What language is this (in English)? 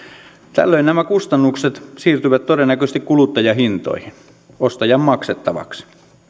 Finnish